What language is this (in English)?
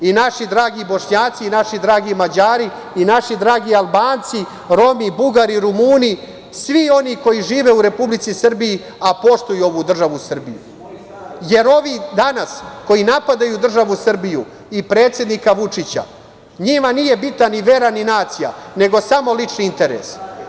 Serbian